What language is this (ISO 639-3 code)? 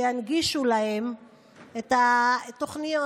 heb